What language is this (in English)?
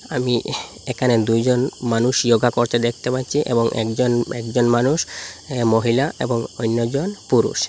Bangla